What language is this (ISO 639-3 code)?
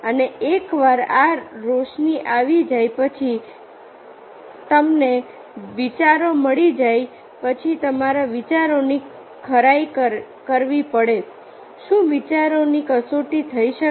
guj